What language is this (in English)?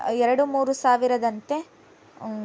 Kannada